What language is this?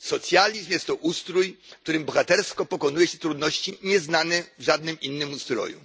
Polish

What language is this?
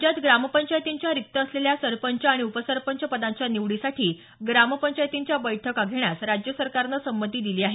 Marathi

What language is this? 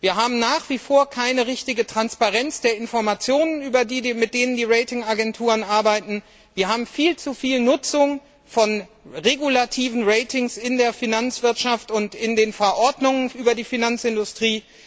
German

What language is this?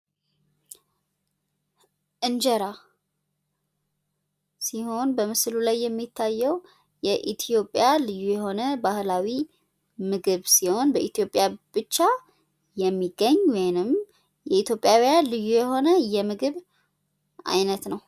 Amharic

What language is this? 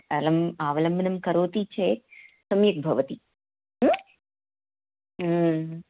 Sanskrit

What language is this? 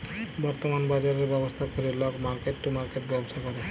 Bangla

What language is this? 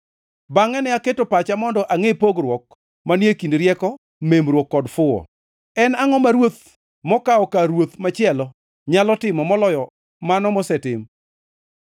Luo (Kenya and Tanzania)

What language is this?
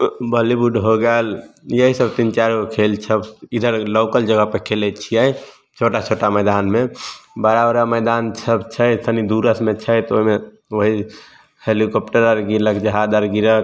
Maithili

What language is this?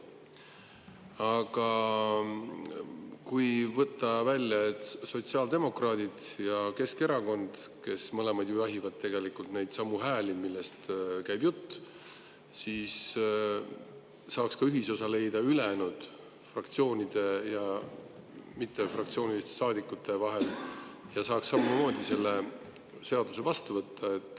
Estonian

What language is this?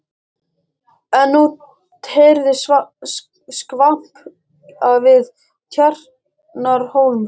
Icelandic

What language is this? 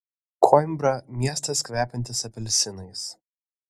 Lithuanian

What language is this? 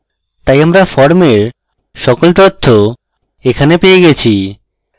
Bangla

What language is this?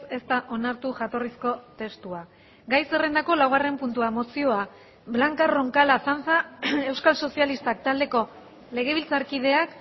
Basque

